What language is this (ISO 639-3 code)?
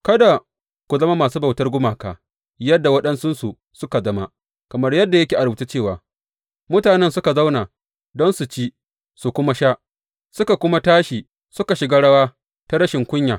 hau